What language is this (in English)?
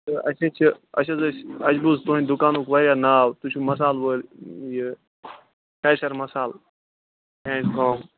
Kashmiri